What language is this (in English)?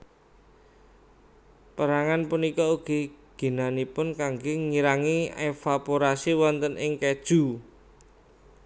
Javanese